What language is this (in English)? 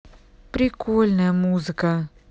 Russian